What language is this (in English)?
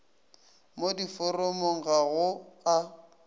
Northern Sotho